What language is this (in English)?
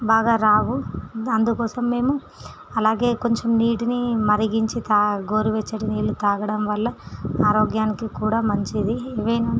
Telugu